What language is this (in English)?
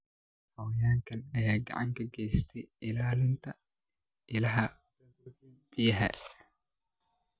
Somali